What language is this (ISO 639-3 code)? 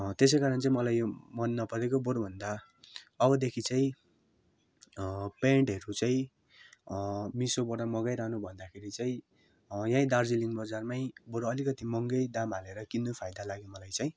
nep